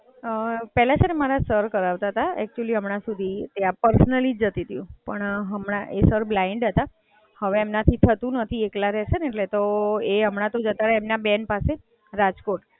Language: Gujarati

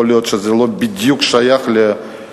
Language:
Hebrew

